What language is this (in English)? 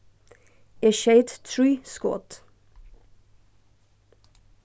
Faroese